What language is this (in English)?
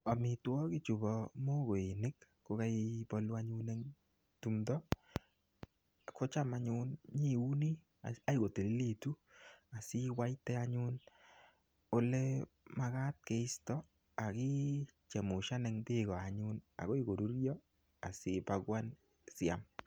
Kalenjin